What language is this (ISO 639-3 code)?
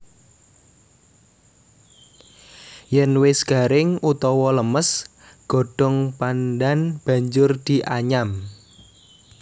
jav